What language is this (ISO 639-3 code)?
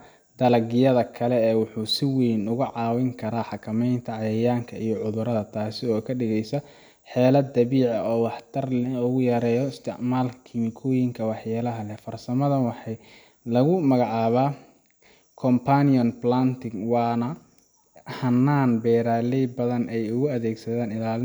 som